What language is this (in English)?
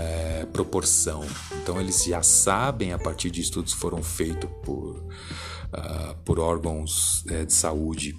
Portuguese